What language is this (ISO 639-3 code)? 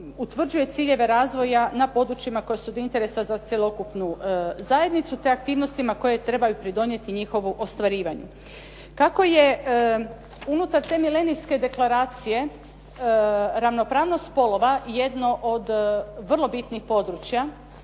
hrv